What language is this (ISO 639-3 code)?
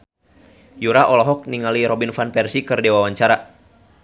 sun